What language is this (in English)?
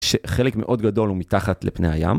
Hebrew